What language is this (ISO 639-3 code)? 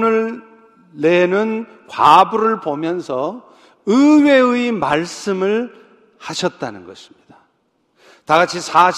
kor